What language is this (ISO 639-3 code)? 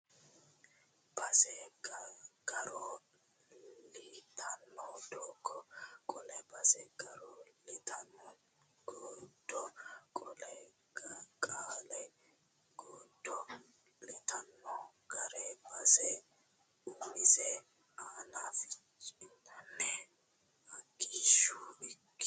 sid